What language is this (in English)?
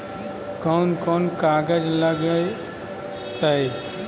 Magahi